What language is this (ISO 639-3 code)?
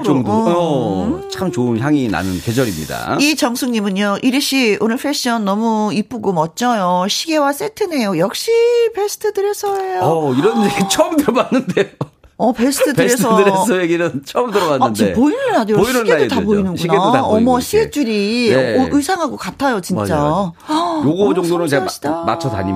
kor